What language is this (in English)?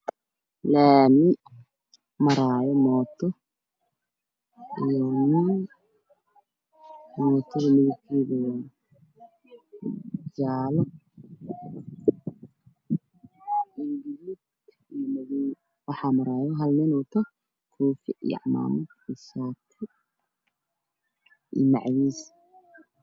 Somali